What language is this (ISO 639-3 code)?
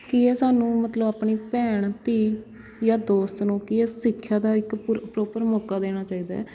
pan